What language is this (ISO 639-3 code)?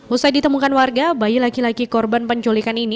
ind